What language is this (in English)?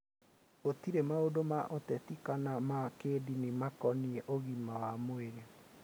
Kikuyu